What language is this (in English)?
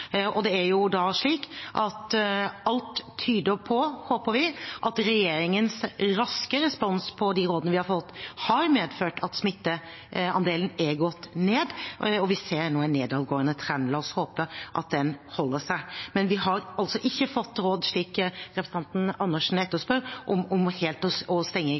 Norwegian Bokmål